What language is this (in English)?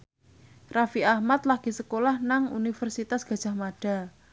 Javanese